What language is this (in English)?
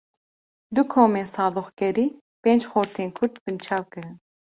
Kurdish